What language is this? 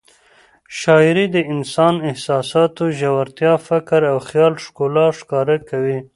Pashto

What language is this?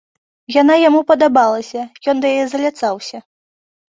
Belarusian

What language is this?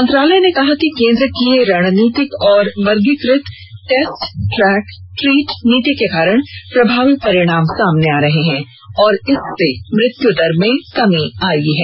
Hindi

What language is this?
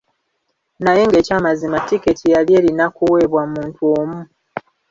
Ganda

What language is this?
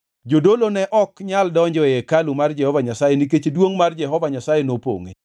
Luo (Kenya and Tanzania)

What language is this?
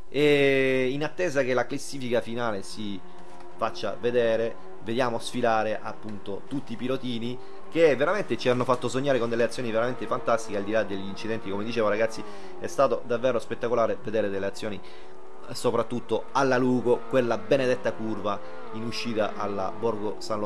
Italian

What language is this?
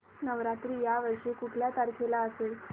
Marathi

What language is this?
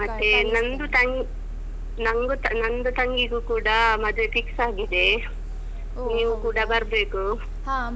Kannada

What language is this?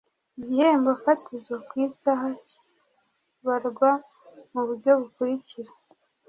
Kinyarwanda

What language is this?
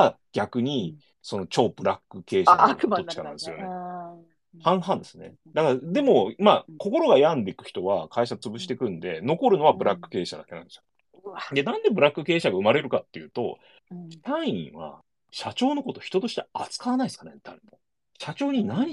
Japanese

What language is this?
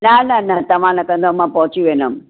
Sindhi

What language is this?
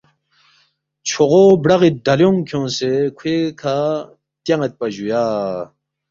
Balti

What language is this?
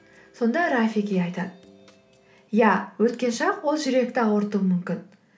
Kazakh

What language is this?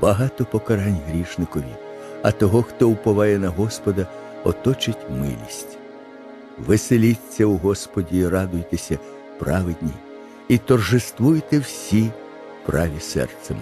Ukrainian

